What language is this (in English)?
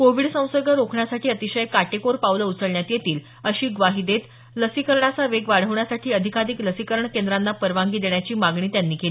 Marathi